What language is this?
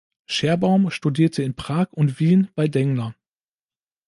German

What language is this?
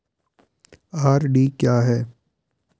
Hindi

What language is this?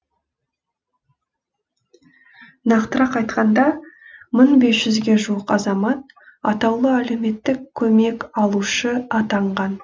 Kazakh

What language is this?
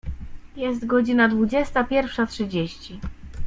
Polish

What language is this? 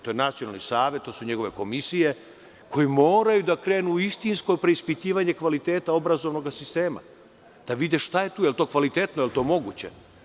Serbian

